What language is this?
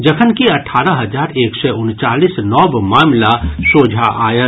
Maithili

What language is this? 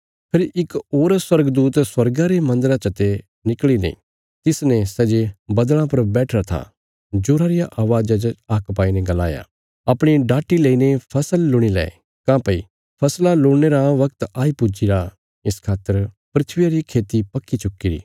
Bilaspuri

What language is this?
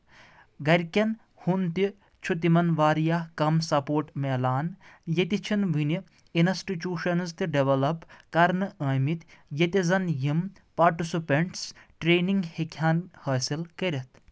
Kashmiri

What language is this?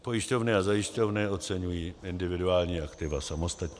Czech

